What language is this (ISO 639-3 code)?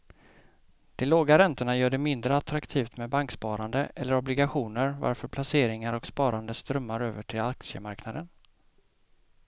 swe